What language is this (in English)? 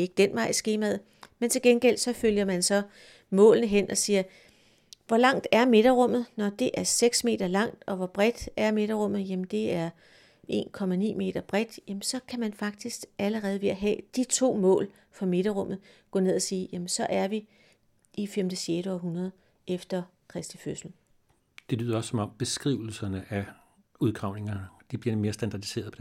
Danish